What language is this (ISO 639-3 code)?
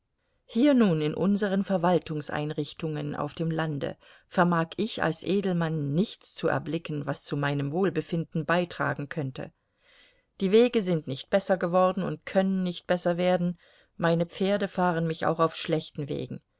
deu